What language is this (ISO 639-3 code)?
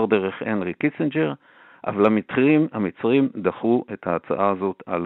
heb